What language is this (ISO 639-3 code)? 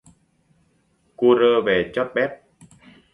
vie